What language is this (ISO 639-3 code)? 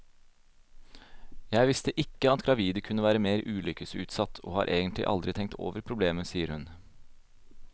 nor